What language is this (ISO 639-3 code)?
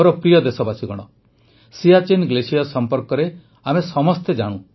ori